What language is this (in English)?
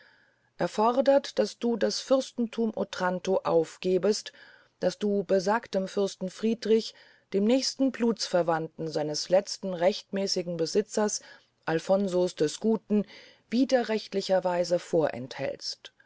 German